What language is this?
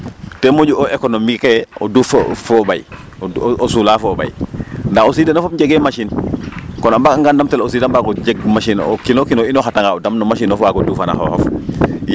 Serer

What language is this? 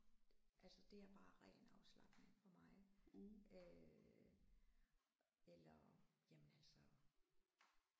Danish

